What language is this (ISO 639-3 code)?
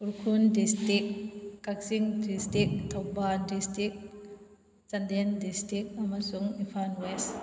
mni